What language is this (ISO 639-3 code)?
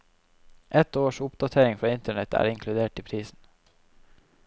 nor